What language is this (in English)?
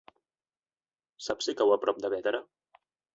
Catalan